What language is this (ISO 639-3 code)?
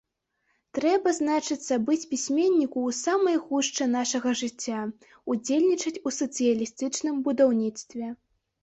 bel